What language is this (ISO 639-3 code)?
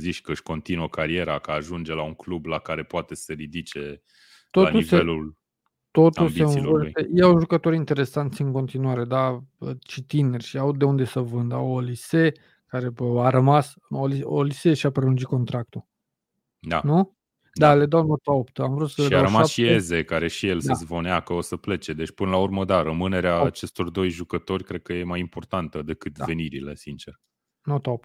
ron